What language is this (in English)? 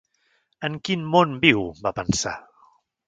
Catalan